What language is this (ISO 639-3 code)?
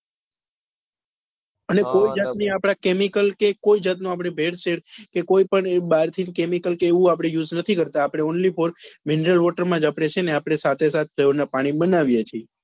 guj